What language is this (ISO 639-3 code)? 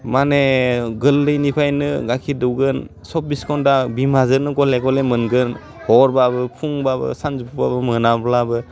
brx